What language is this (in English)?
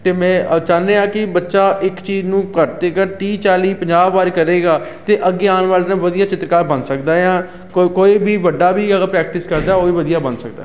Punjabi